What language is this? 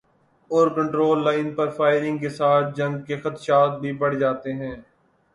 Urdu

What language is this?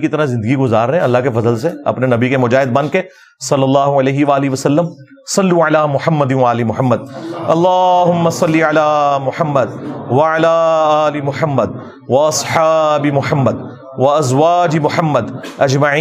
Urdu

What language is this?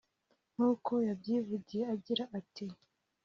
Kinyarwanda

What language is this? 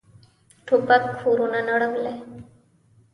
Pashto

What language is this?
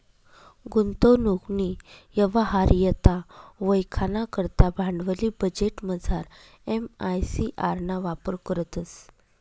Marathi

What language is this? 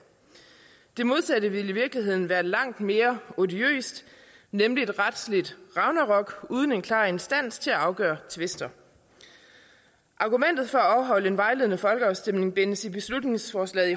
Danish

